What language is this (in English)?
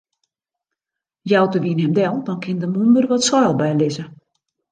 Western Frisian